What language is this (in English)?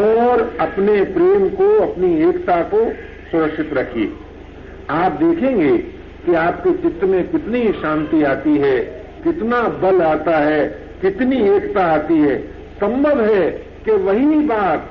Hindi